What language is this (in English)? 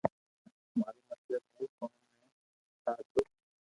Loarki